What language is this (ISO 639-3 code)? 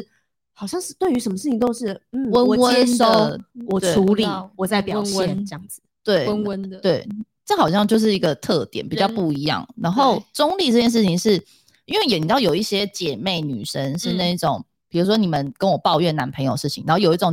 zho